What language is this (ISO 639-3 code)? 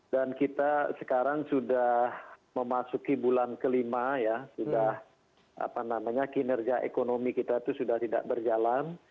ind